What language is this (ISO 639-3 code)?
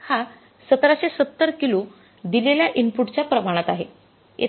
mar